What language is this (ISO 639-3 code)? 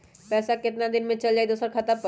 mag